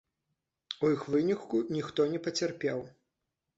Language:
Belarusian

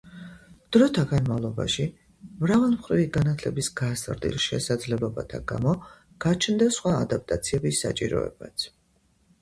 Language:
Georgian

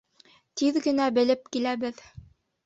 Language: Bashkir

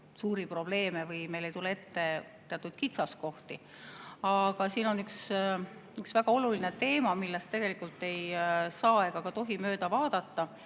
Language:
Estonian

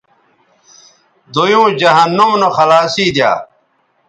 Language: Bateri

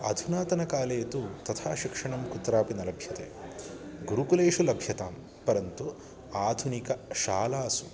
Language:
Sanskrit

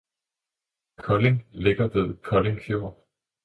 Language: Danish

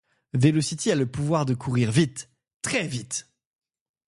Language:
French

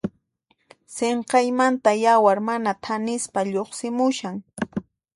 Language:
Puno Quechua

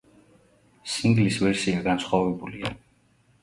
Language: Georgian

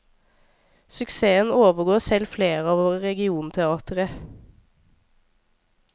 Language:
Norwegian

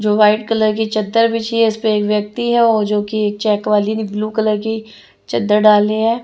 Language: Hindi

